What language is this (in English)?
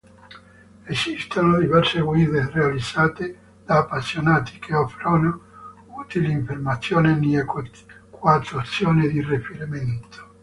Italian